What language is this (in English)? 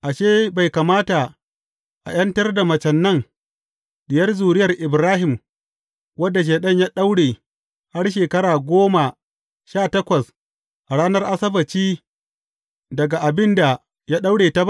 Hausa